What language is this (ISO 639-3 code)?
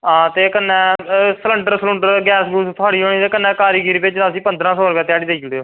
doi